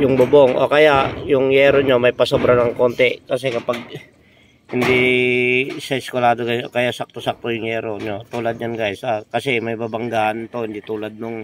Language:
Filipino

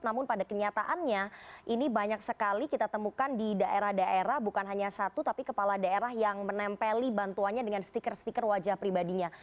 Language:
Indonesian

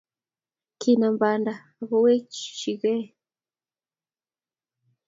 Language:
Kalenjin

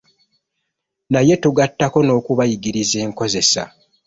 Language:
Ganda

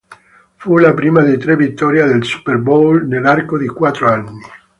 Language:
Italian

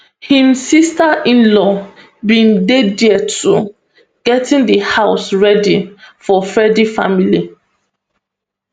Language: Nigerian Pidgin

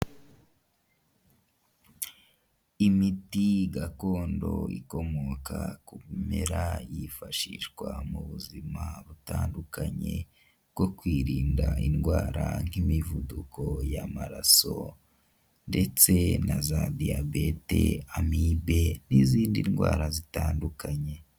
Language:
Kinyarwanda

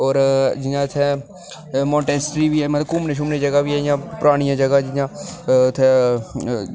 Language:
Dogri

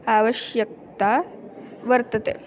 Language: Sanskrit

